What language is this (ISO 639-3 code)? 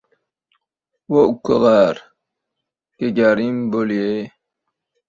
uzb